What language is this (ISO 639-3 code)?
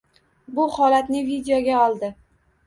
uzb